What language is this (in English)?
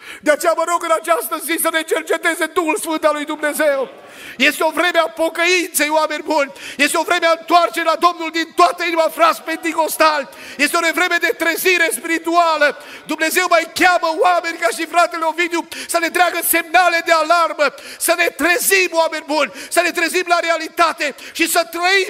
Romanian